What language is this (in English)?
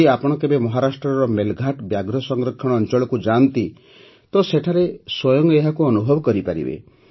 Odia